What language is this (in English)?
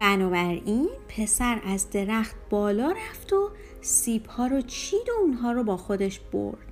Persian